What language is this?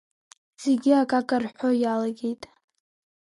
Abkhazian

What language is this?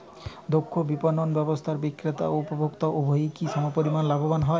Bangla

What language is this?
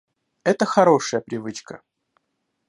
Russian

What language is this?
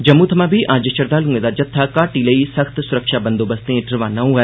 Dogri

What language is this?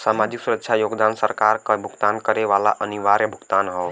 Bhojpuri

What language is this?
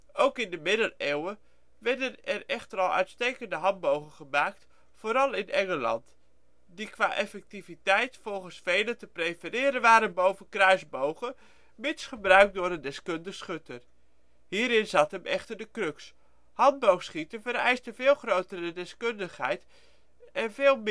Dutch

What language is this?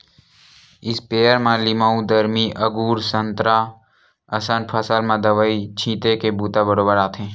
Chhattisgarhi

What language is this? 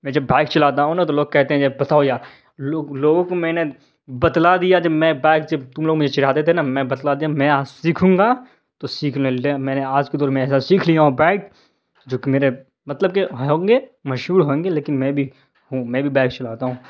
Urdu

